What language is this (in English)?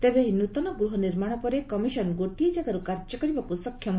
Odia